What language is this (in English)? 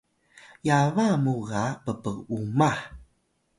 Atayal